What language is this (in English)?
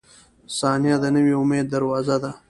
Pashto